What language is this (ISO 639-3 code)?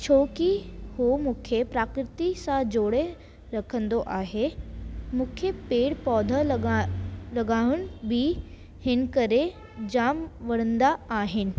snd